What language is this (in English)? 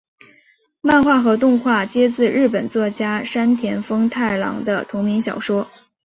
Chinese